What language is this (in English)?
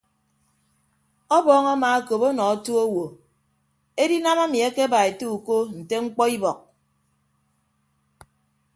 Ibibio